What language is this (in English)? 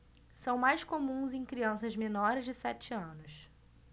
Portuguese